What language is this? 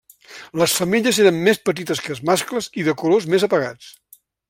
Catalan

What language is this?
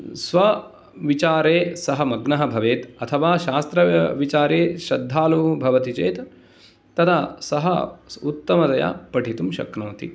Sanskrit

